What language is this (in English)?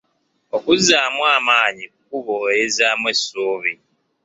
Ganda